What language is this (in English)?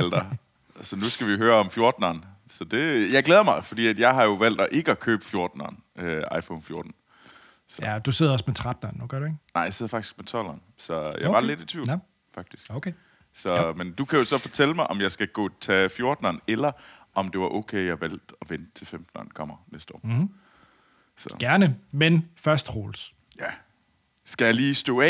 Danish